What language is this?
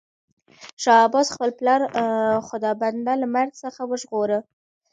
Pashto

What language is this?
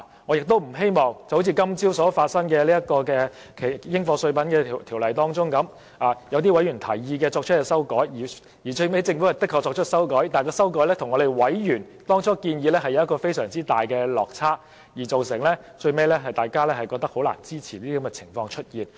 Cantonese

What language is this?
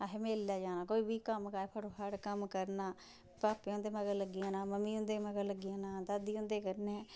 Dogri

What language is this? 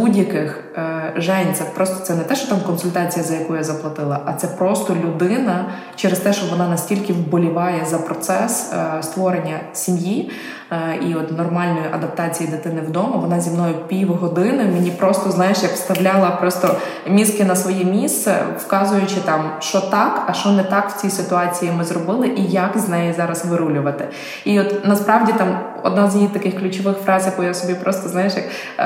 Ukrainian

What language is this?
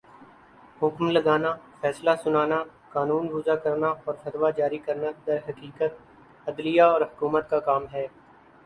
Urdu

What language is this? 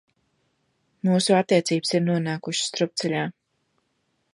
Latvian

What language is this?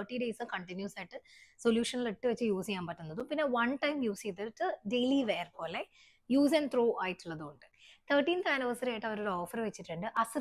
Malayalam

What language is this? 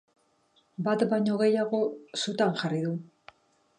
Basque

